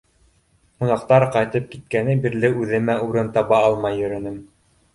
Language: Bashkir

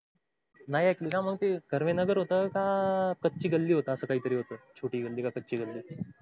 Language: Marathi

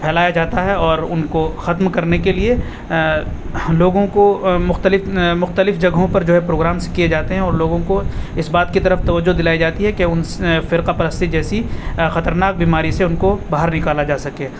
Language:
Urdu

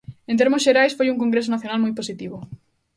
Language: Galician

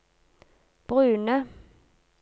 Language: Norwegian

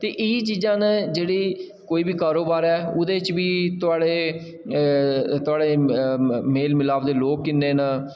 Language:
Dogri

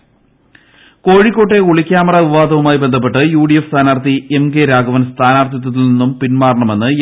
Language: Malayalam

